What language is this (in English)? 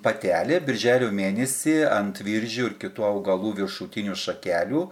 Lithuanian